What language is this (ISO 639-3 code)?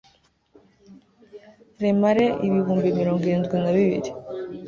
kin